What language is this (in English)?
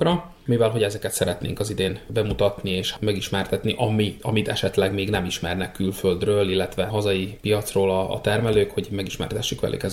Hungarian